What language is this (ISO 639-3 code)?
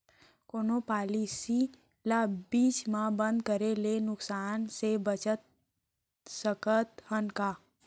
hne